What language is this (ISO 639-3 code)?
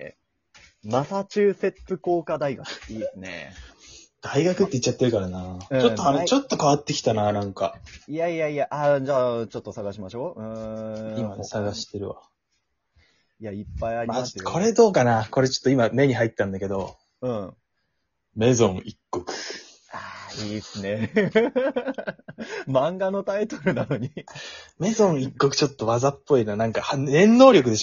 jpn